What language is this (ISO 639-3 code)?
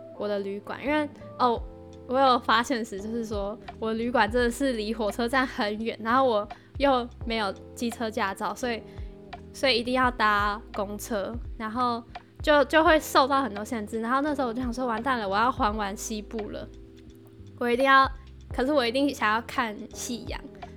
zho